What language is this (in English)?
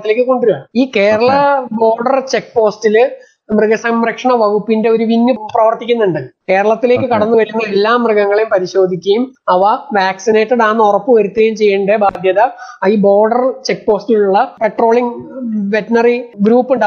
Malayalam